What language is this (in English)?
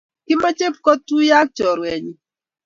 Kalenjin